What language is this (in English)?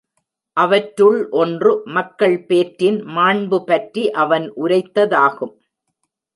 Tamil